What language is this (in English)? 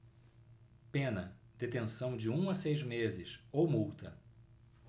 Portuguese